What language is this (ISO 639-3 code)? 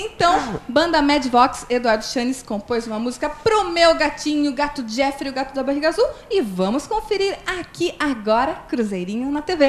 por